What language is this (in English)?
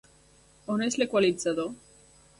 Catalan